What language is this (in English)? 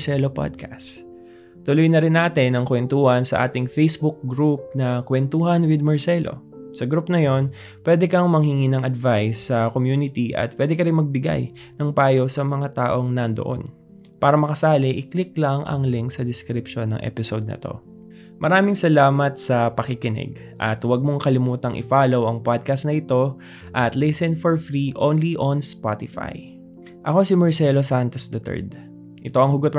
Filipino